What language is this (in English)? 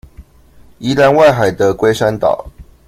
Chinese